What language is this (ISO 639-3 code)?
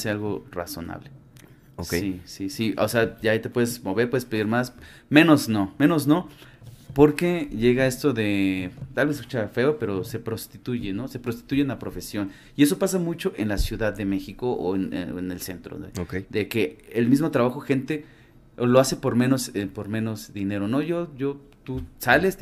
spa